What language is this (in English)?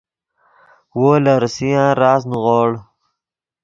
Yidgha